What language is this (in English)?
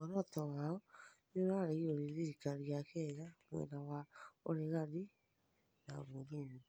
Kikuyu